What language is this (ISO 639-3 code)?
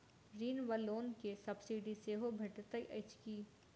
mai